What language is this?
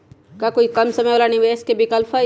Magahi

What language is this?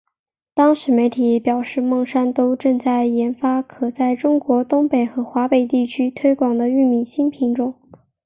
Chinese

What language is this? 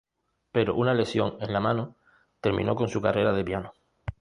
Spanish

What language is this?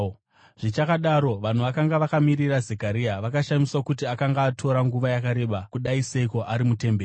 Shona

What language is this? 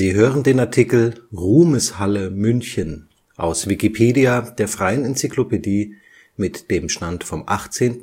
German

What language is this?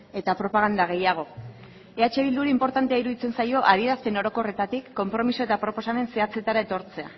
Basque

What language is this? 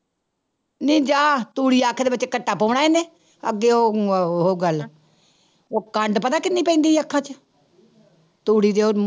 Punjabi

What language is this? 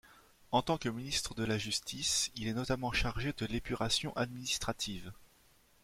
French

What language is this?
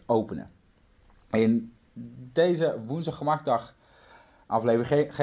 Dutch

